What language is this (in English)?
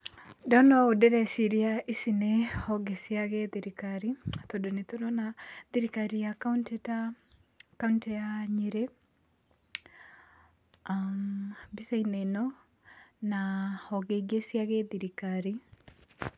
Kikuyu